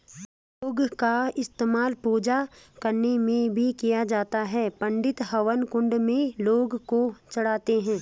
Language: Hindi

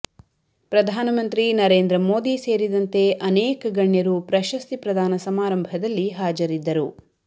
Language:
Kannada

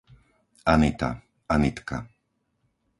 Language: Slovak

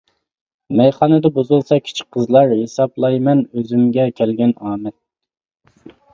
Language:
Uyghur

